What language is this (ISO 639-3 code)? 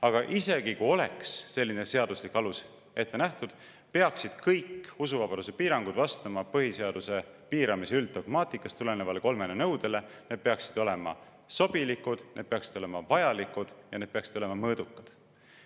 est